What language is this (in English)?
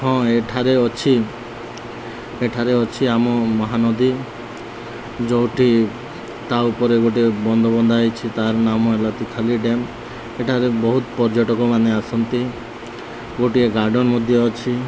Odia